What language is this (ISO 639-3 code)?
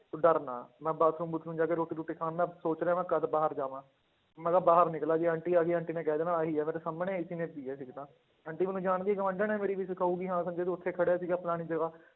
pan